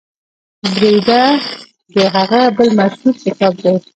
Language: Pashto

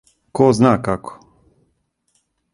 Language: Serbian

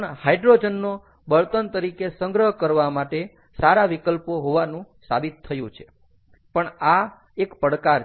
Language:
Gujarati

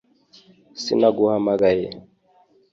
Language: Kinyarwanda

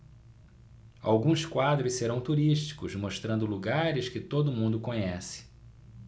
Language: Portuguese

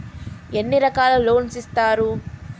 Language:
Telugu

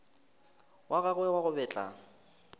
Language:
Northern Sotho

